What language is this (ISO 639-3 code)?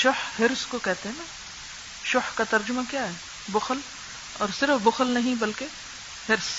urd